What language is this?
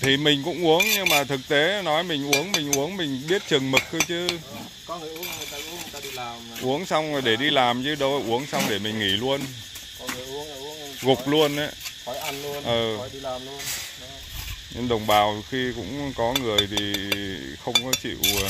Vietnamese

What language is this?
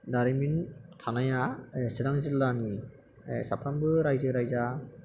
Bodo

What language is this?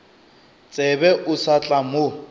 Northern Sotho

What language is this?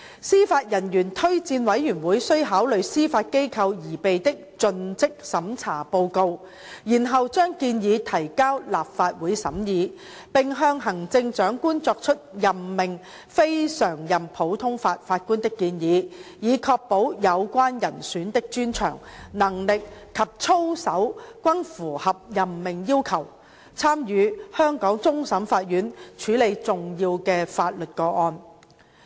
Cantonese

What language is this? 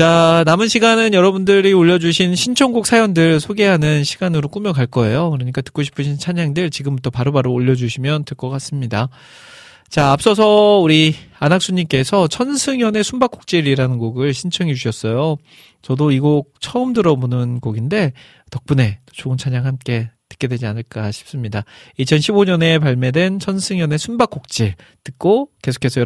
Korean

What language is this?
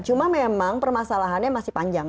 Indonesian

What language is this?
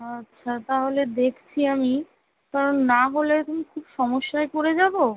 Bangla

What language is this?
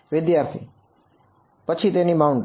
Gujarati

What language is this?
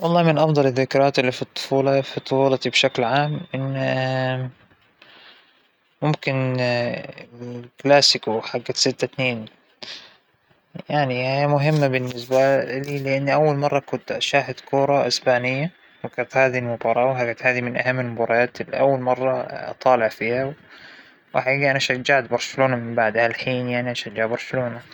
Hijazi Arabic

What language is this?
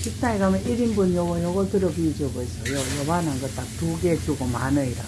Korean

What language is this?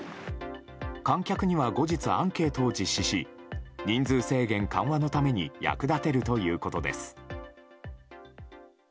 Japanese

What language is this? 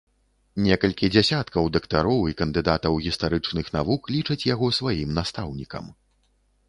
Belarusian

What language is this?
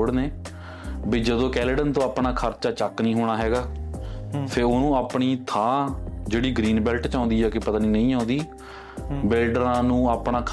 Punjabi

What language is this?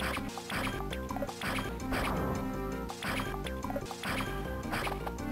Japanese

